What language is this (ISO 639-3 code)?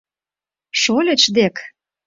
chm